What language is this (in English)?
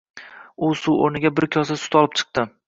Uzbek